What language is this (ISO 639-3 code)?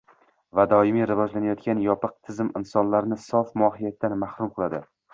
uzb